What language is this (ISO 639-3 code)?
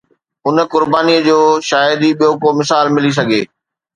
snd